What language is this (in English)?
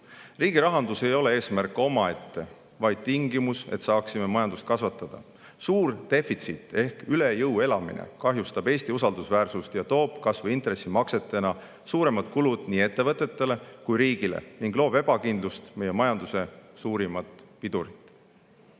Estonian